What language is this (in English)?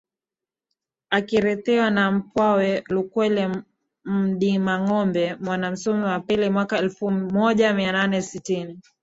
Swahili